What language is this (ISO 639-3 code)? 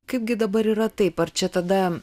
lit